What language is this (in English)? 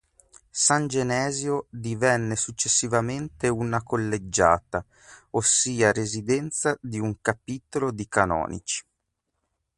Italian